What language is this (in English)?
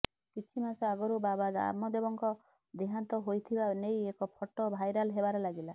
Odia